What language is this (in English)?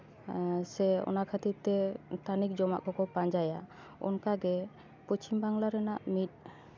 Santali